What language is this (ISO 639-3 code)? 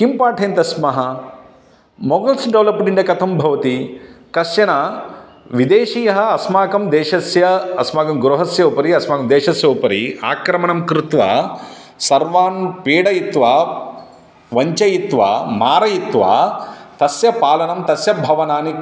san